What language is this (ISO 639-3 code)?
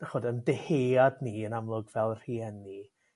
cym